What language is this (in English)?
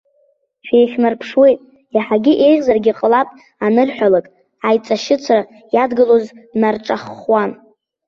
Abkhazian